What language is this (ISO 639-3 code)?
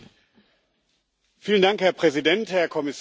deu